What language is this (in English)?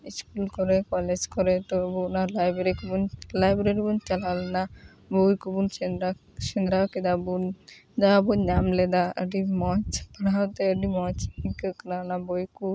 Santali